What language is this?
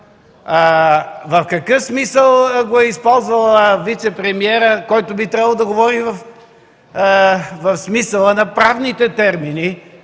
Bulgarian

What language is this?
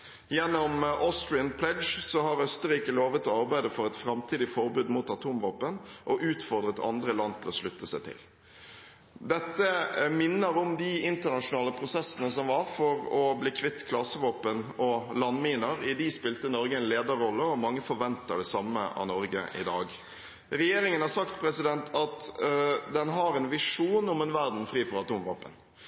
Norwegian Bokmål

